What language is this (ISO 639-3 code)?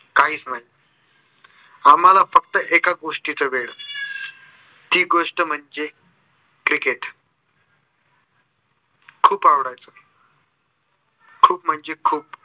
mar